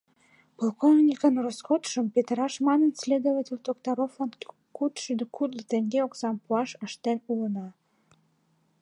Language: Mari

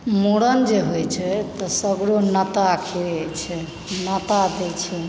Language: Maithili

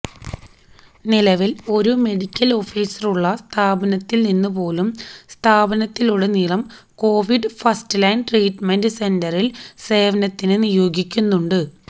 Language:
Malayalam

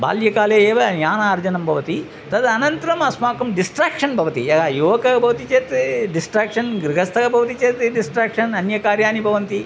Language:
Sanskrit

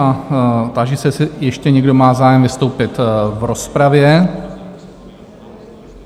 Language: Czech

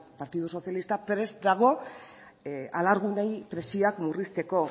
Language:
Basque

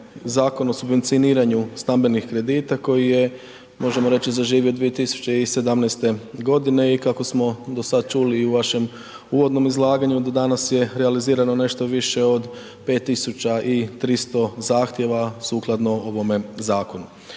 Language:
Croatian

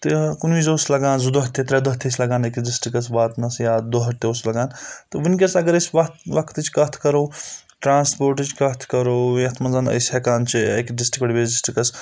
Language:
Kashmiri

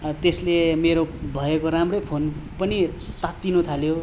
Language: Nepali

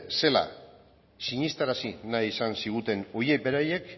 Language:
Basque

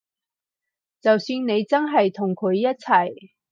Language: Cantonese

